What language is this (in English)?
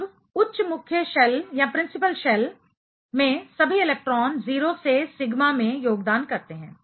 Hindi